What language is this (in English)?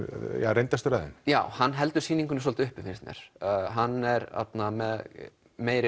Icelandic